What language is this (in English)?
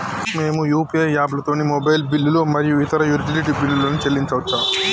Telugu